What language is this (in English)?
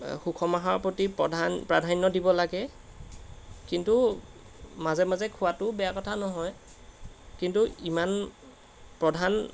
Assamese